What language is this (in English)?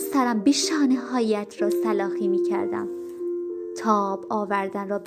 Persian